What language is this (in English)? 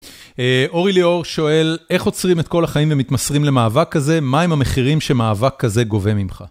Hebrew